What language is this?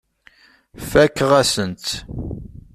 Kabyle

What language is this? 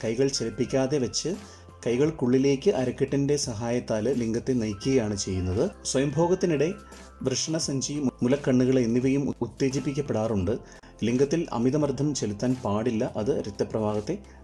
Malayalam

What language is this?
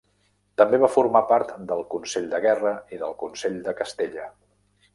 Catalan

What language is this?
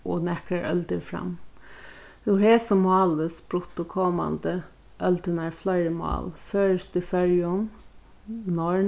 Faroese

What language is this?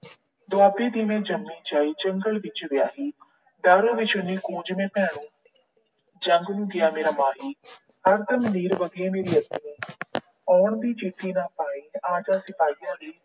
Punjabi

